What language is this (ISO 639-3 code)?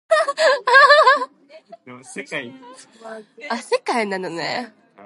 eng